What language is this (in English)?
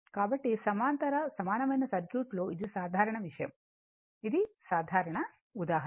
Telugu